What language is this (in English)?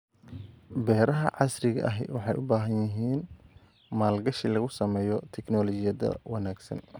Somali